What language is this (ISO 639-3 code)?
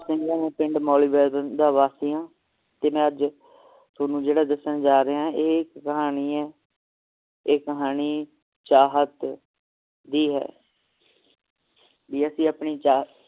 pan